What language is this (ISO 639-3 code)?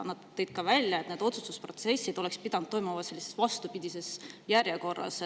est